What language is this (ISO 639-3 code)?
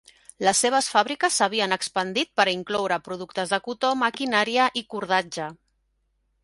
cat